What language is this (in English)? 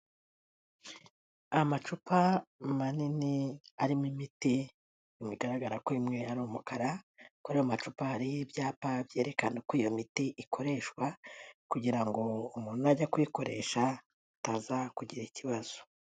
Kinyarwanda